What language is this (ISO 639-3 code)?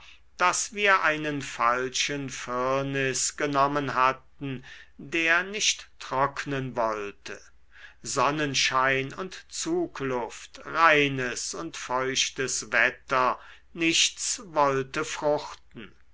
deu